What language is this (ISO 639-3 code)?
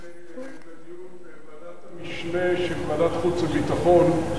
heb